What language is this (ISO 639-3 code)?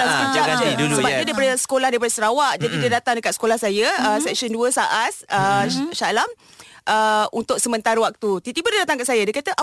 msa